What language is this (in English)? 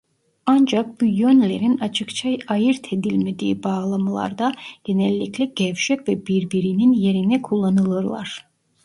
Turkish